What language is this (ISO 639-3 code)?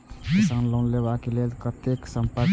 mai